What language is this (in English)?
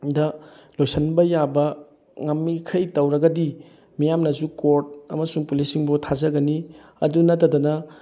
Manipuri